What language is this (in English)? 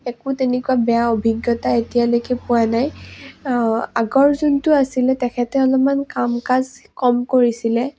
Assamese